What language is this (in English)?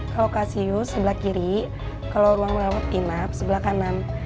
Indonesian